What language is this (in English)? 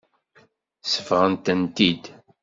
Kabyle